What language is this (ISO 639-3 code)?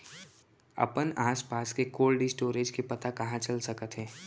hne